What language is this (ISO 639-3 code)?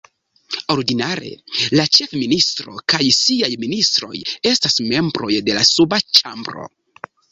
epo